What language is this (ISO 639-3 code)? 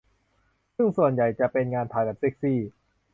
tha